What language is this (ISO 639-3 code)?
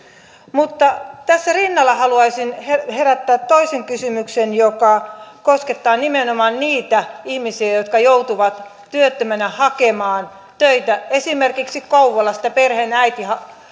fin